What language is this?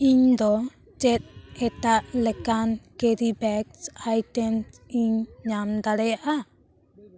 Santali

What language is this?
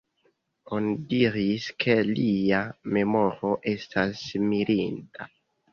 Esperanto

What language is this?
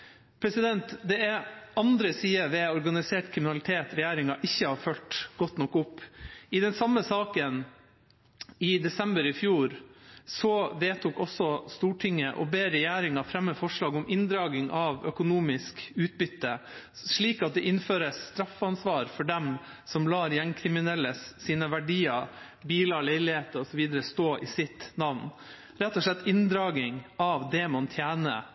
Norwegian Bokmål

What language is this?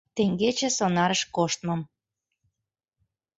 Mari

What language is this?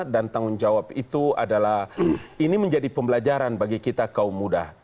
Indonesian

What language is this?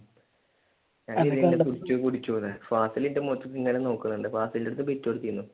Malayalam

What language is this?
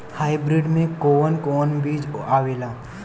Bhojpuri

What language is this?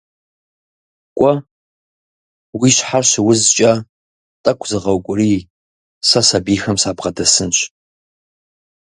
Kabardian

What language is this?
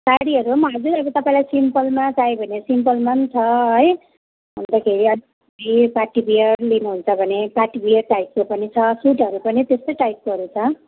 Nepali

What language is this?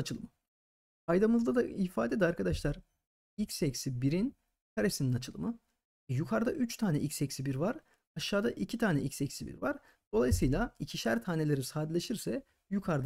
Turkish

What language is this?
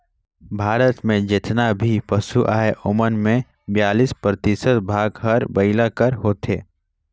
Chhattisgarhi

